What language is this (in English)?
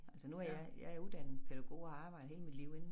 Danish